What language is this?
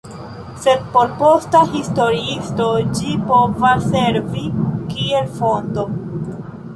Esperanto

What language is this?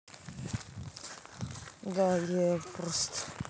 Russian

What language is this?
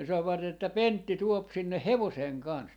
Finnish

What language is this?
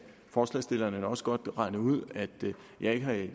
Danish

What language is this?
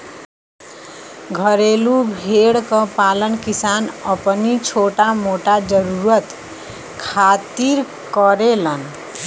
Bhojpuri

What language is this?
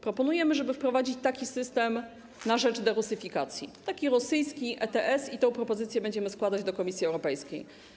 Polish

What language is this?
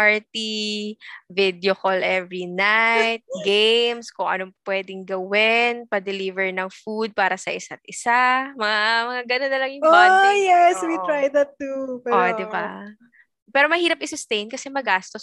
Filipino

